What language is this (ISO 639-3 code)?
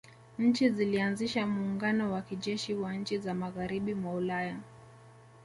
swa